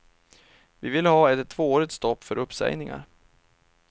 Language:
Swedish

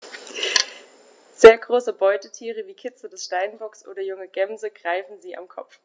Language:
German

